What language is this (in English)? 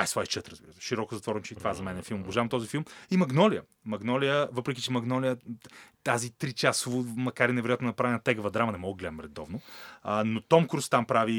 Bulgarian